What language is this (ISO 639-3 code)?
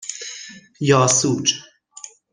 fas